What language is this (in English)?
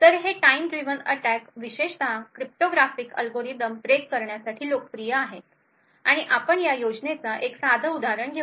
Marathi